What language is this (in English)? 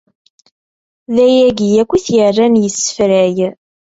Kabyle